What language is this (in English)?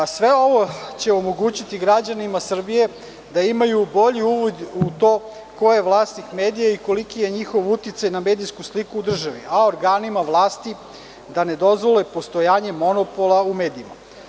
Serbian